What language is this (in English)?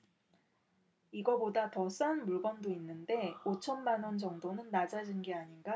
Korean